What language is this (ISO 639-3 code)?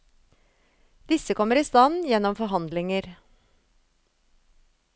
nor